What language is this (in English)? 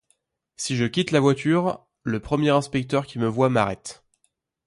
French